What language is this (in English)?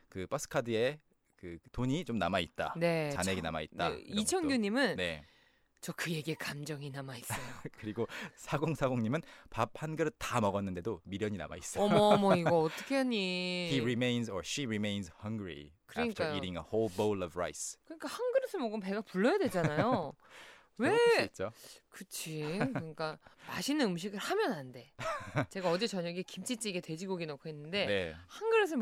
Korean